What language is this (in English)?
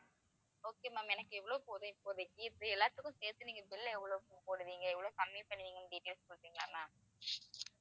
Tamil